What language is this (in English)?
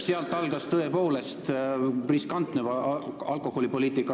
Estonian